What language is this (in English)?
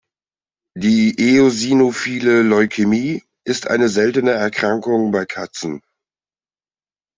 German